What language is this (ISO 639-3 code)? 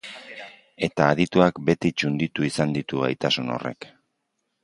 eus